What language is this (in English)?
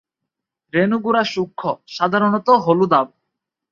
Bangla